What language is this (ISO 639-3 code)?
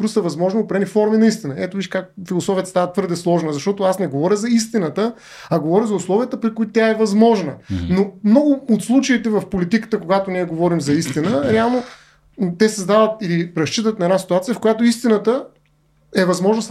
bul